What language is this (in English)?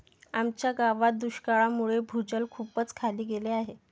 Marathi